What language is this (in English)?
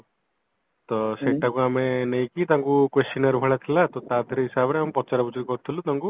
Odia